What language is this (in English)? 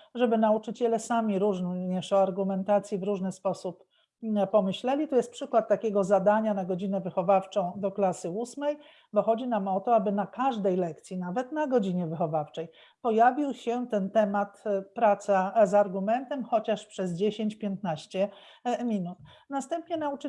Polish